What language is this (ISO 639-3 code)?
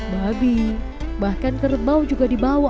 ind